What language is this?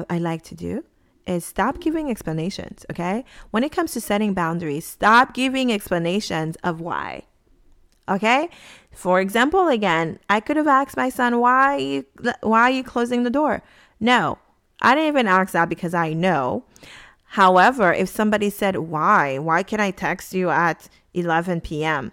English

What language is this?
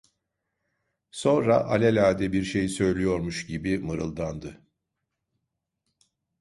Turkish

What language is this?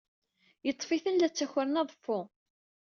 Kabyle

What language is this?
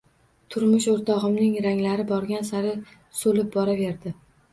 Uzbek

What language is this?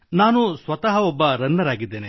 Kannada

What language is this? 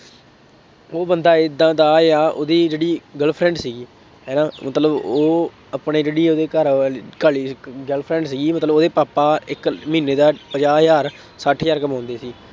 Punjabi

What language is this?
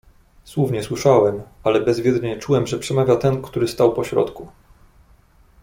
Polish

